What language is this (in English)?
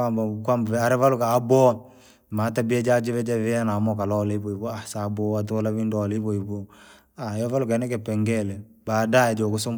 Langi